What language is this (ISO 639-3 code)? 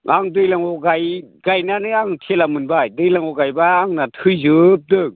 brx